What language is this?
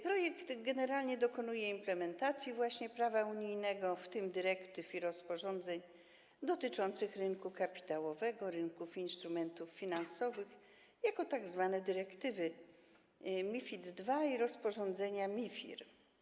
Polish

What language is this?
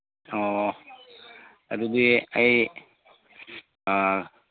Manipuri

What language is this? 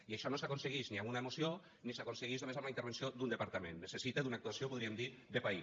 Catalan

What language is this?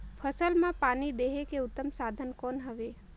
Chhattisgarhi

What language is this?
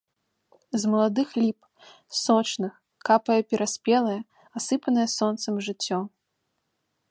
Belarusian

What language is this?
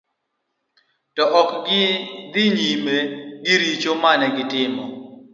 Luo (Kenya and Tanzania)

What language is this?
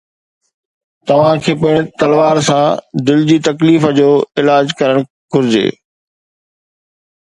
Sindhi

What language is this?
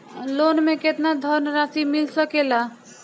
Bhojpuri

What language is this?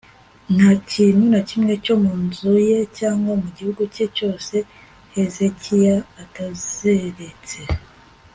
Kinyarwanda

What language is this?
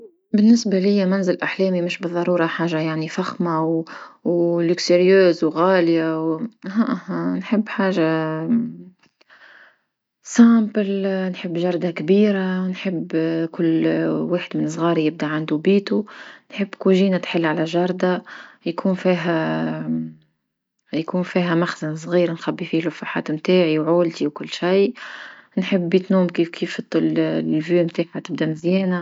Tunisian Arabic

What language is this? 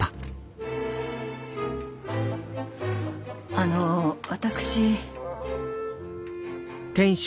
Japanese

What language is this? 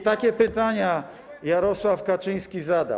Polish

